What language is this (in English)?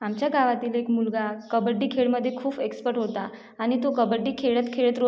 Marathi